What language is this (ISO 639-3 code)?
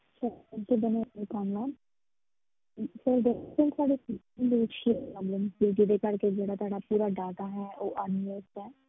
pan